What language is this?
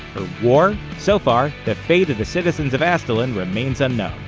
English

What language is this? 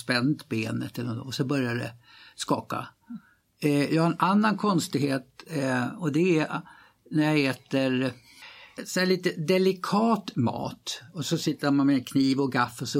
Swedish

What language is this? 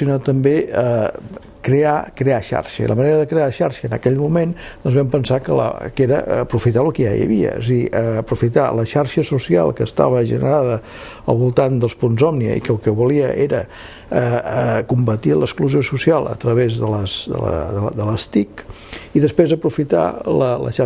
Catalan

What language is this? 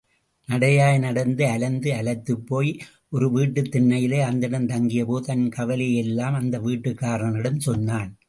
Tamil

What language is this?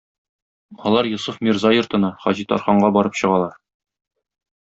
Tatar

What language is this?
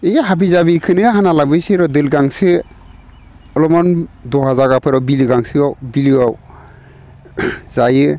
Bodo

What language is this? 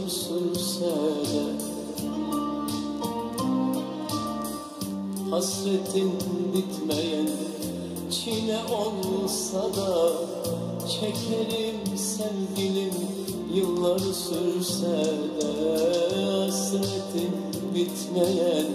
Dutch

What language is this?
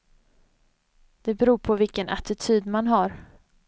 Swedish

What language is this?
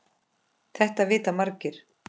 Icelandic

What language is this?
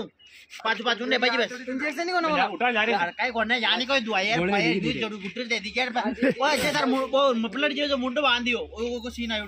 Arabic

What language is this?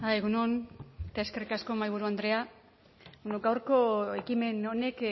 Basque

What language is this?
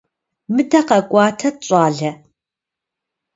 Kabardian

